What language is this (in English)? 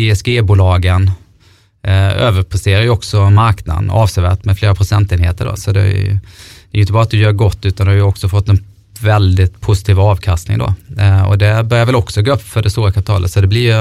Swedish